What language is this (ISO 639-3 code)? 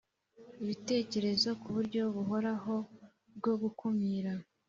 kin